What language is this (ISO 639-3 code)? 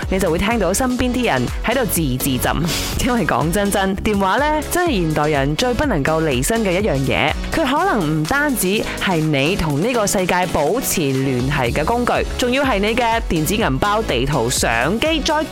zho